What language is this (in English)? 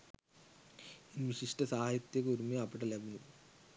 Sinhala